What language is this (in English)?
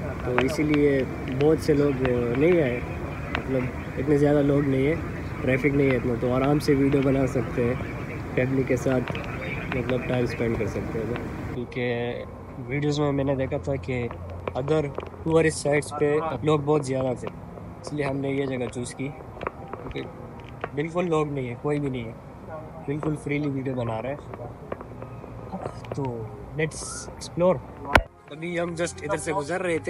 Hindi